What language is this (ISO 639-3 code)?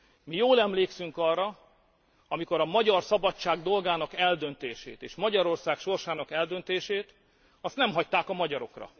hun